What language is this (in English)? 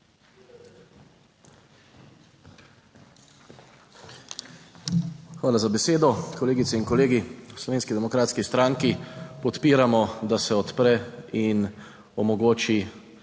Slovenian